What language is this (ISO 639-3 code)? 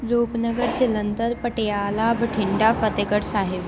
pan